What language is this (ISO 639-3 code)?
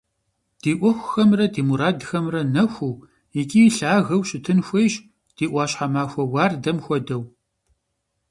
kbd